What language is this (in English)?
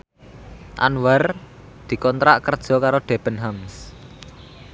Javanese